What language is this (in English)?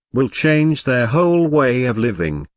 English